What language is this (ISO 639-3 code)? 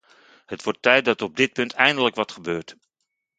nld